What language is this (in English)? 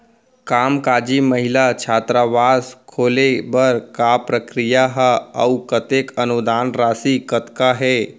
Chhattisgarhi